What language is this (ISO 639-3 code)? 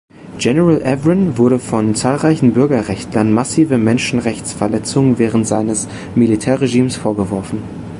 deu